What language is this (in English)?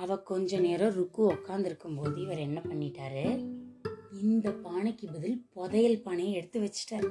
Tamil